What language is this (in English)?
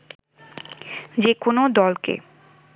Bangla